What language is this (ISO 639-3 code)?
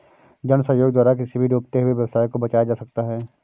hin